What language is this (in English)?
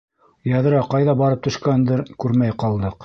Bashkir